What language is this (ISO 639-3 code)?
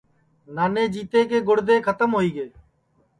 ssi